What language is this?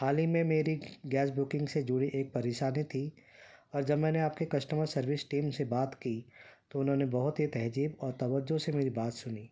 Urdu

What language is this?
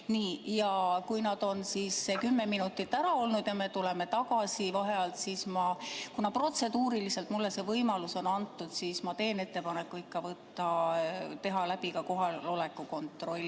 Estonian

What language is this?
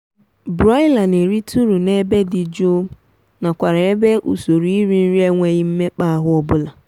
Igbo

